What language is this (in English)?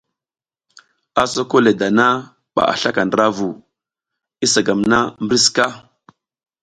South Giziga